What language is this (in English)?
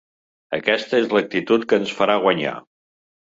Catalan